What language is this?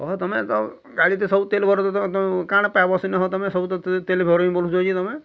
Odia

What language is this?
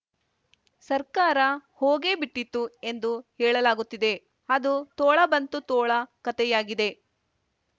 Kannada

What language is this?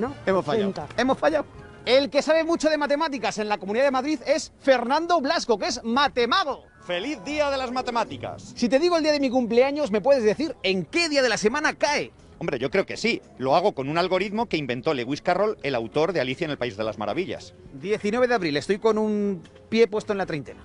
Spanish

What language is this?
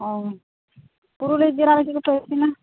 Santali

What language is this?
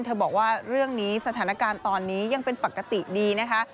Thai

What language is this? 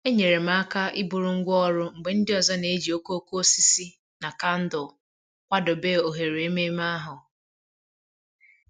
Igbo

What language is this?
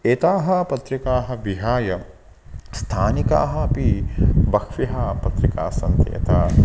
Sanskrit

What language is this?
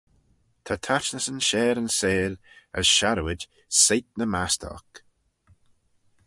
Manx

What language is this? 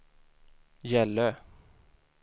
Swedish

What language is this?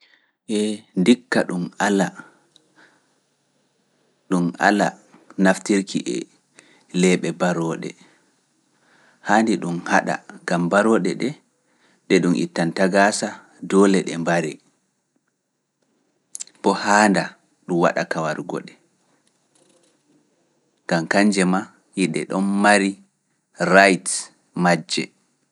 Fula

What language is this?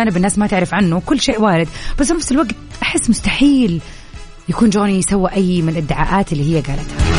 Arabic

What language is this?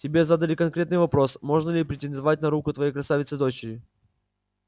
Russian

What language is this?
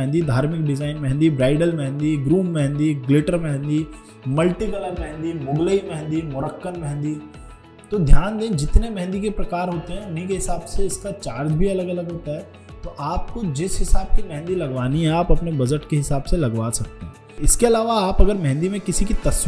Hindi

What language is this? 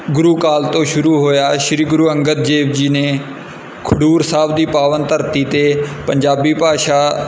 Punjabi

